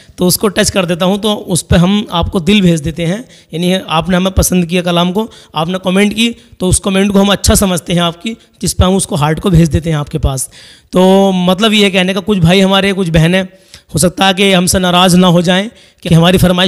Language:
Hindi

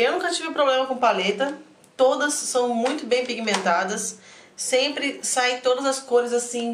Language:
Portuguese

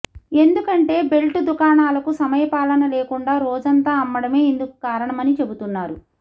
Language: Telugu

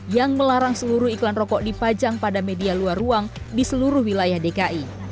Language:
Indonesian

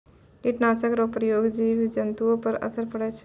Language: Maithili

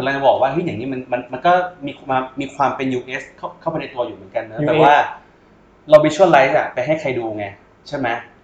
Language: Thai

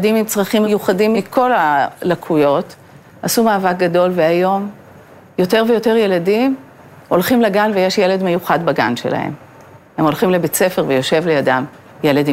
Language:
Hebrew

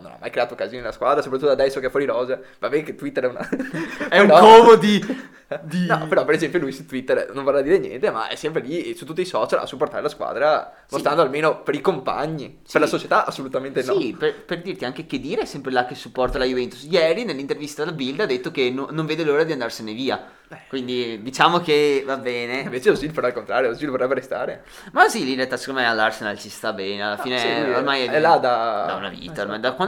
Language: Italian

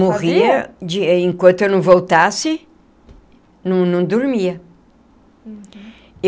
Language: Portuguese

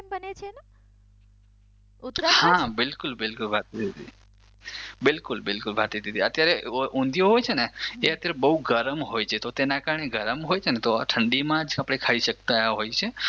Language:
Gujarati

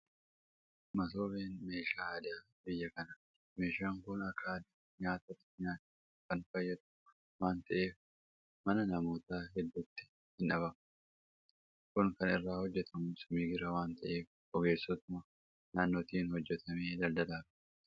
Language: Oromo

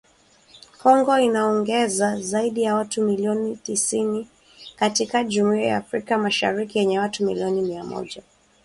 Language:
Swahili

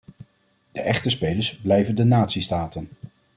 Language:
Dutch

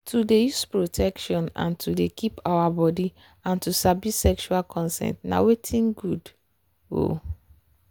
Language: Nigerian Pidgin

